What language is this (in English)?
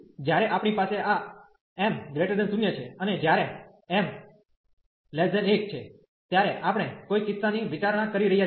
Gujarati